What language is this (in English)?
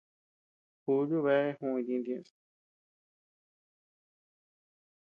Tepeuxila Cuicatec